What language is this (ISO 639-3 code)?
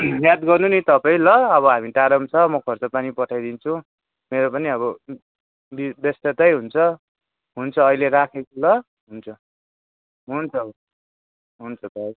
nep